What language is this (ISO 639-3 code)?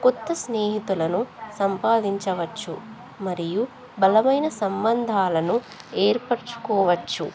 tel